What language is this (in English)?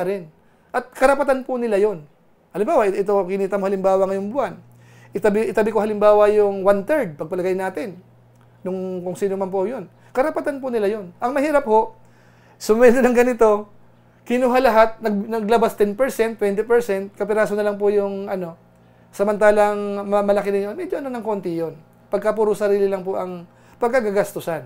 Filipino